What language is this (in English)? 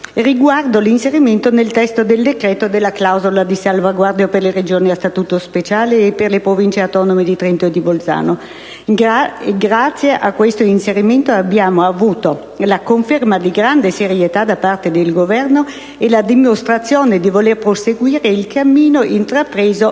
Italian